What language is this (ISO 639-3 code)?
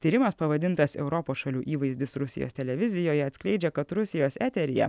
lit